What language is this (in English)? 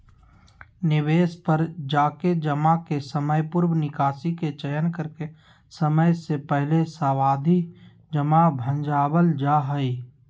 Magahi